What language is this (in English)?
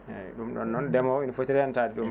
Fula